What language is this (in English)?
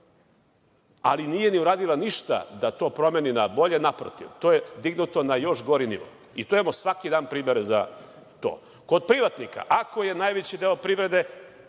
Serbian